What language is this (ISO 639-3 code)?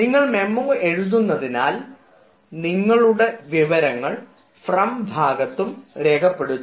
mal